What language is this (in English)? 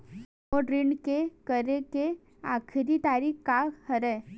Chhattisgarhi